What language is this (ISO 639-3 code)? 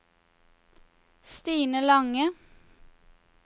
nor